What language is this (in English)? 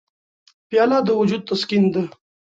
Pashto